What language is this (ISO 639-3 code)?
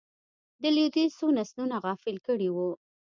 pus